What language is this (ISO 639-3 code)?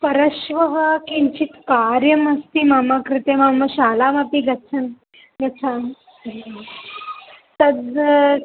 san